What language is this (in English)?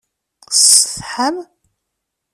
Kabyle